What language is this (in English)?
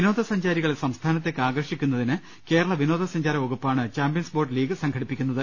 Malayalam